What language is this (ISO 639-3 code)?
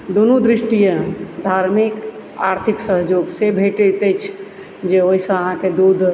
mai